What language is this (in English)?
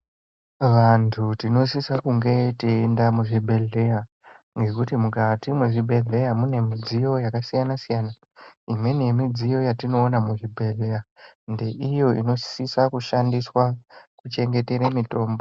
Ndau